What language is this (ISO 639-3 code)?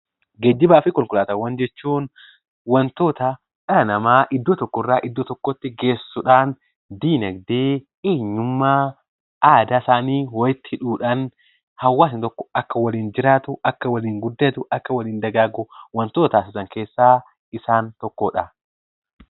orm